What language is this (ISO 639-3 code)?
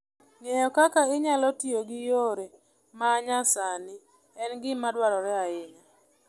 luo